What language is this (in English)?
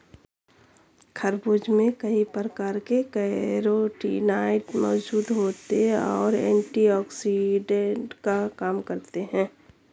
Hindi